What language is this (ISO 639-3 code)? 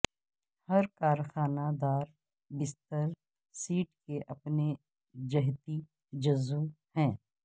urd